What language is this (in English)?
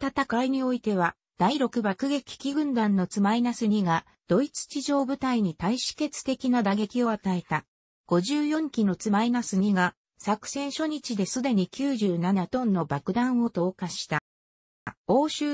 Japanese